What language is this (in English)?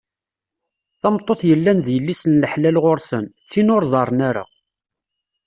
Kabyle